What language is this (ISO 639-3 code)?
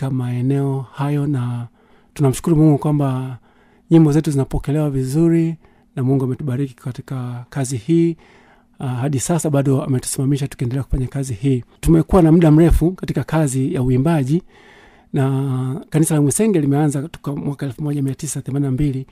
swa